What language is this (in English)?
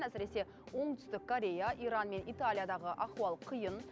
Kazakh